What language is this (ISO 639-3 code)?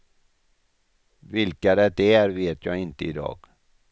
swe